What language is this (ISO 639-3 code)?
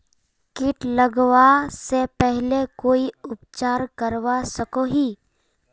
mag